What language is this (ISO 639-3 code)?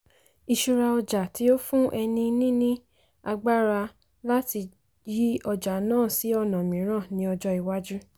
yor